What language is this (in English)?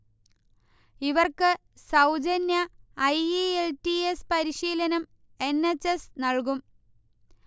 Malayalam